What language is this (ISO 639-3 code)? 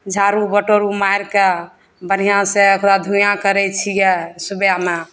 mai